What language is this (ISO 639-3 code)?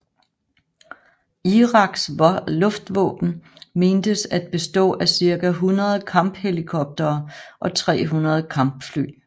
dan